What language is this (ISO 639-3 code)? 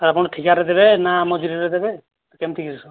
ori